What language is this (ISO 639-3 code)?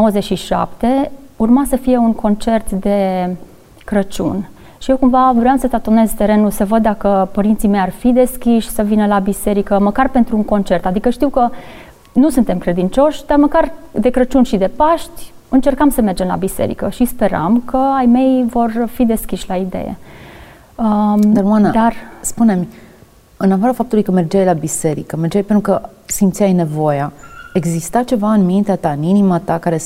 ron